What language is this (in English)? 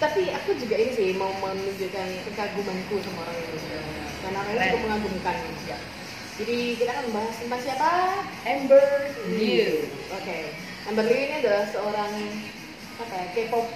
Indonesian